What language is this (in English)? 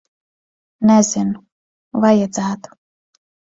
Latvian